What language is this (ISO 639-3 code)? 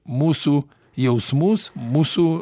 lit